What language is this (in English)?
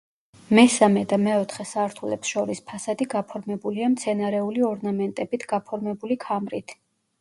Georgian